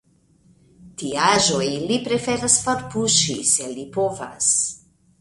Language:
Esperanto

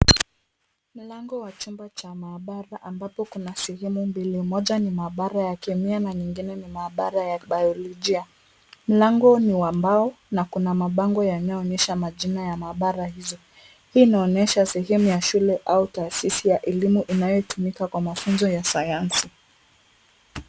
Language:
Swahili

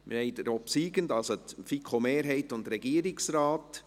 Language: Swiss German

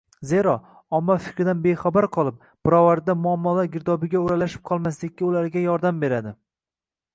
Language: Uzbek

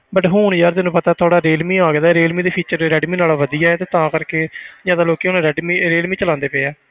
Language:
Punjabi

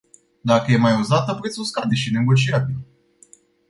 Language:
Romanian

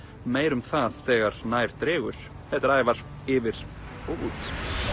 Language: Icelandic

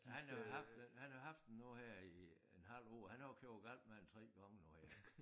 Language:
Danish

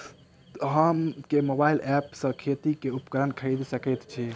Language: Maithili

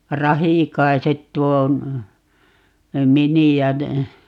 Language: Finnish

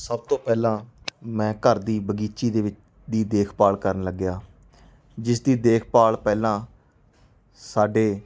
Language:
Punjabi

